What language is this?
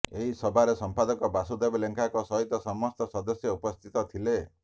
Odia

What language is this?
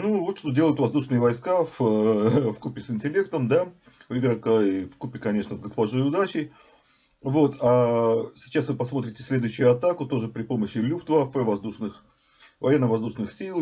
Russian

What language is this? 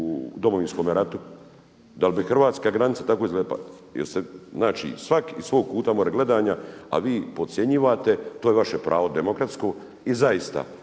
Croatian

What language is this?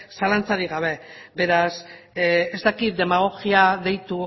Basque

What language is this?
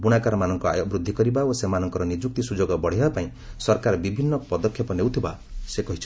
Odia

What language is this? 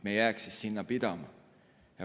Estonian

